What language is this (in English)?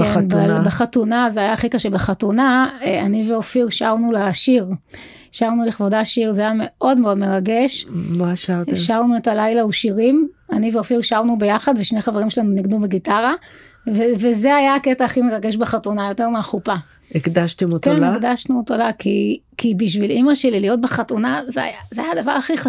Hebrew